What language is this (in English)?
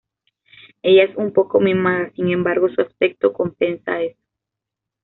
Spanish